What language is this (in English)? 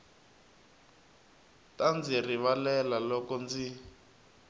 Tsonga